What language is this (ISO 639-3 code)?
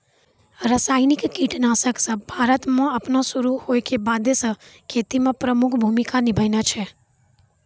mai